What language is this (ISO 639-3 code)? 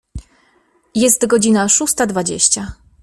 pol